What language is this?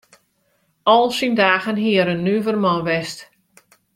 Western Frisian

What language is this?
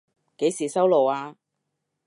Cantonese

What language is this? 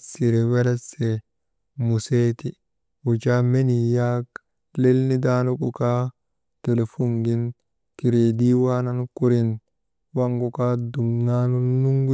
Maba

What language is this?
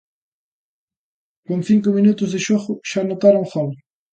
Galician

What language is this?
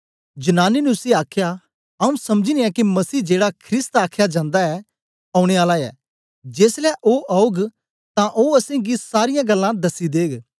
Dogri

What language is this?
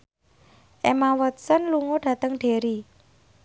Javanese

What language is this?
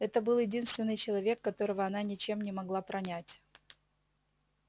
Russian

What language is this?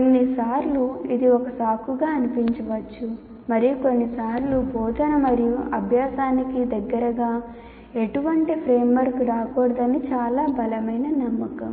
Telugu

